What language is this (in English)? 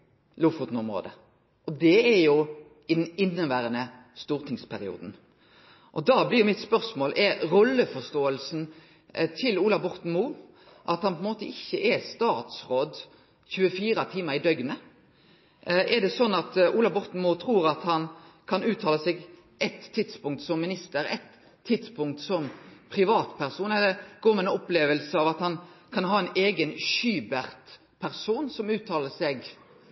Norwegian Nynorsk